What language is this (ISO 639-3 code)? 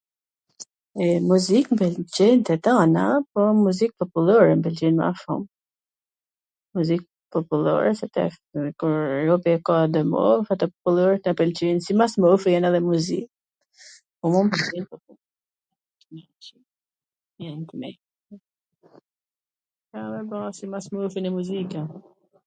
aln